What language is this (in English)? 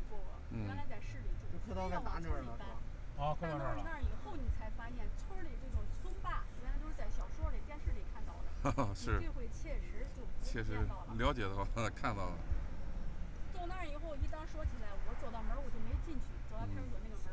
Chinese